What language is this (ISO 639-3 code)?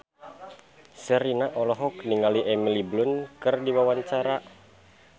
sun